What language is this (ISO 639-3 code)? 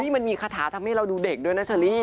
tha